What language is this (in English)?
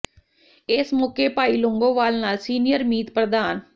Punjabi